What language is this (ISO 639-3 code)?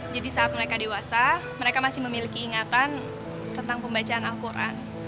ind